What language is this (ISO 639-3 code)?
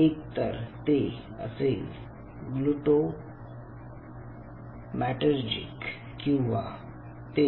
mar